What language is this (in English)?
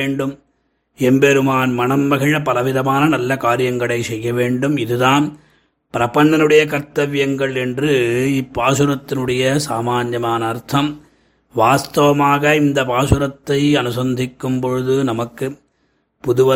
Tamil